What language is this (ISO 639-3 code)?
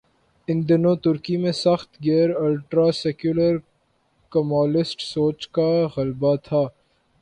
urd